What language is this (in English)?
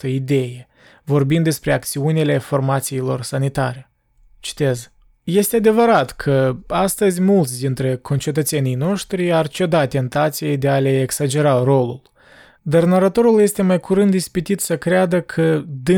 Romanian